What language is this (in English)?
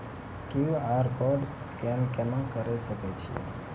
Maithili